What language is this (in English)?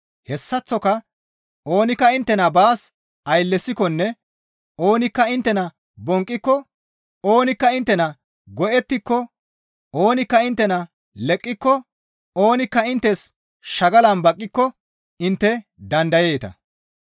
Gamo